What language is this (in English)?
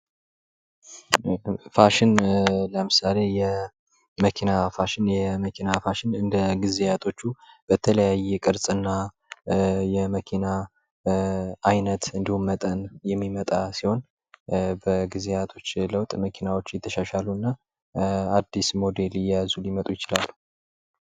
Amharic